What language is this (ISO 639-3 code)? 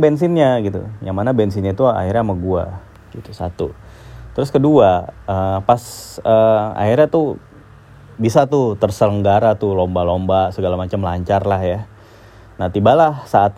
ind